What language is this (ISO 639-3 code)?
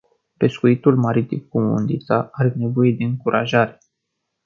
ron